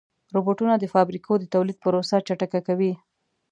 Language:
Pashto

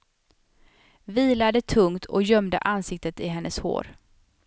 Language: Swedish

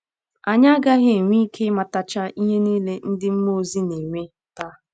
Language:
Igbo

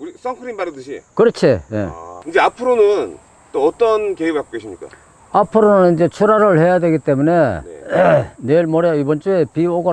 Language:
Korean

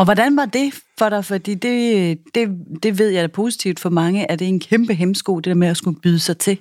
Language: Danish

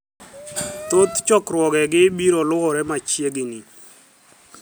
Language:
Luo (Kenya and Tanzania)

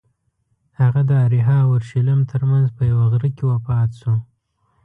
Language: Pashto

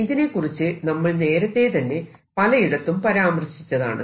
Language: Malayalam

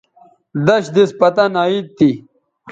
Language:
Bateri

